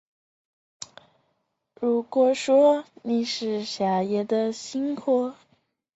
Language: Chinese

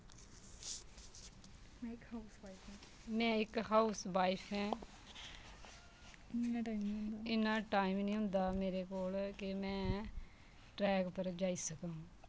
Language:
Dogri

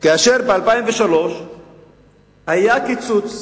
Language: Hebrew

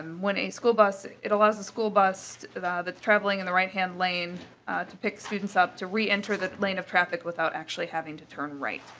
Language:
English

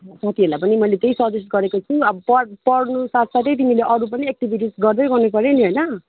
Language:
Nepali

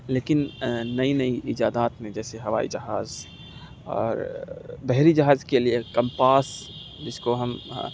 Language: Urdu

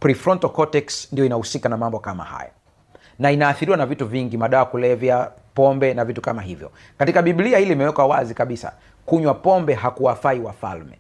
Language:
Swahili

